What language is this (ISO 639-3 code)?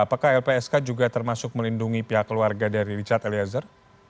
ind